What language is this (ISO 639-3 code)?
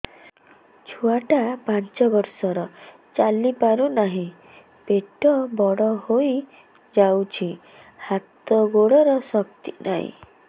ori